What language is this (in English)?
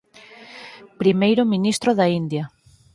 Galician